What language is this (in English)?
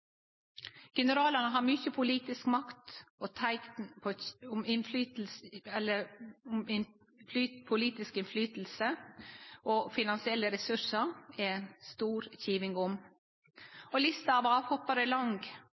Norwegian Nynorsk